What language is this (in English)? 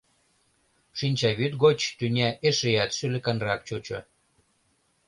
Mari